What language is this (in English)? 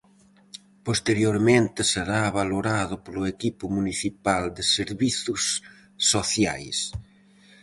Galician